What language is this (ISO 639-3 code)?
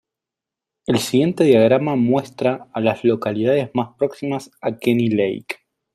spa